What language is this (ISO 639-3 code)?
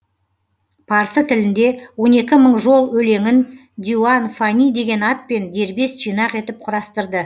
kaz